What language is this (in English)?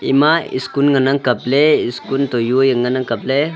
Wancho Naga